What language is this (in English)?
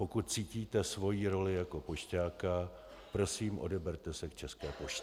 Czech